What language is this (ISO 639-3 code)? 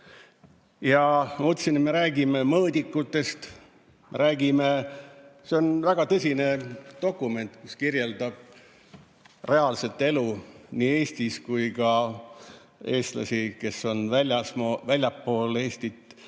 est